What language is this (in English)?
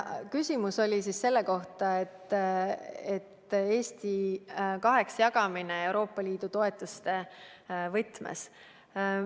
Estonian